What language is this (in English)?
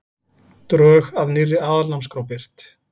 Icelandic